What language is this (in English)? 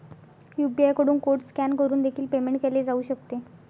Marathi